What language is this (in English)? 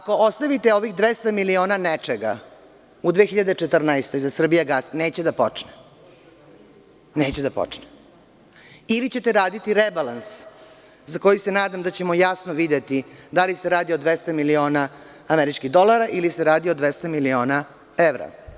Serbian